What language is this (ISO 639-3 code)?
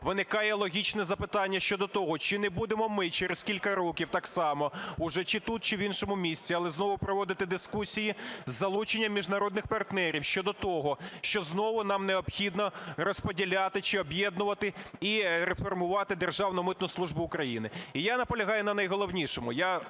ukr